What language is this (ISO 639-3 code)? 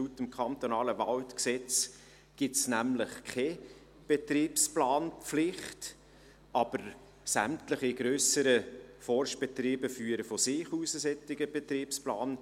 gsw